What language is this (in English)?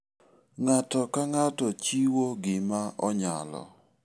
Luo (Kenya and Tanzania)